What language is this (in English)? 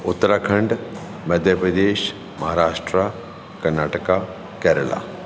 Sindhi